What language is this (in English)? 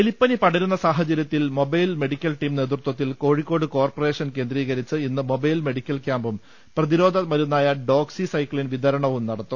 Malayalam